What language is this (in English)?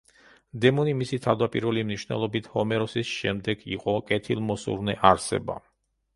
Georgian